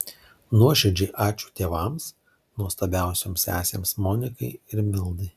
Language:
Lithuanian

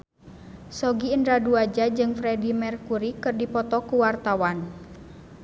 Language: Sundanese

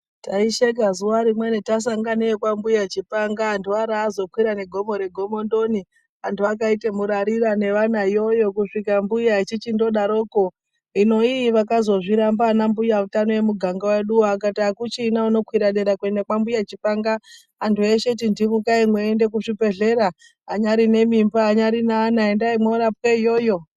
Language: Ndau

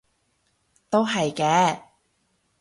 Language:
Cantonese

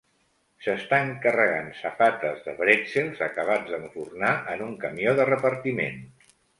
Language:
Catalan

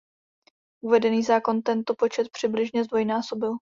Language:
Czech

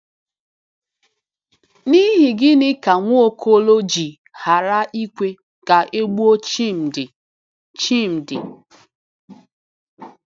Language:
Igbo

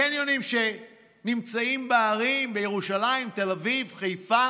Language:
Hebrew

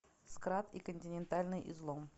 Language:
Russian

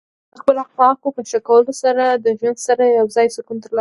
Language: Pashto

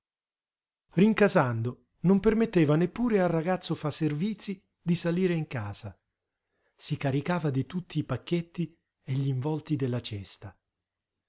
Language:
Italian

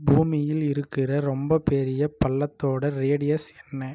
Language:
Tamil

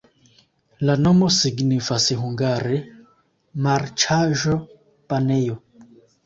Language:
Esperanto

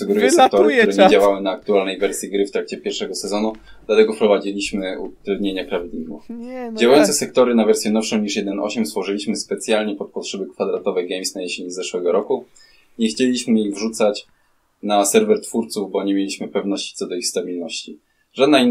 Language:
Polish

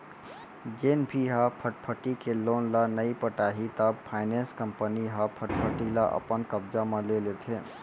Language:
Chhattisgarhi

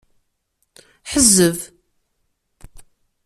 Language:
Kabyle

